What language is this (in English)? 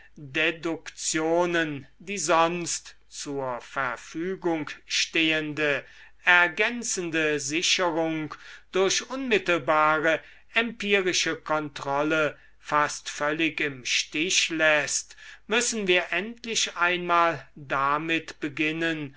German